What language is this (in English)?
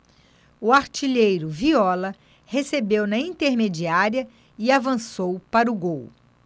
Portuguese